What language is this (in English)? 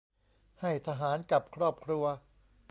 Thai